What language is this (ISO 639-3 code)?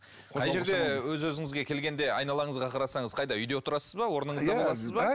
kaz